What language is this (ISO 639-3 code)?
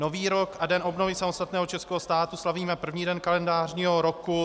ces